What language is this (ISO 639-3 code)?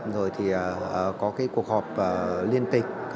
vie